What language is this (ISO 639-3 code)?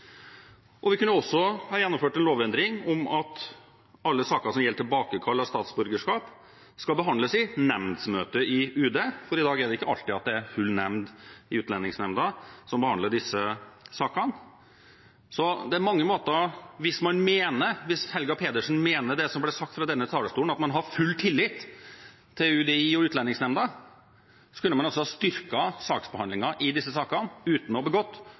nob